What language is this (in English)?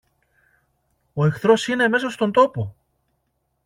Greek